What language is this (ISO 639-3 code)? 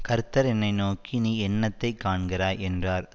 tam